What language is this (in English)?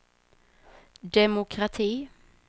Swedish